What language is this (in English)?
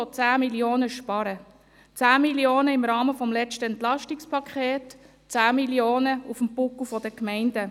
Swiss German